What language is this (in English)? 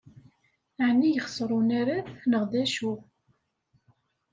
Kabyle